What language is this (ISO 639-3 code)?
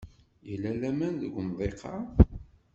kab